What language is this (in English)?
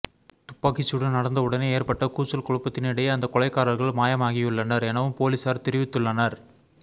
Tamil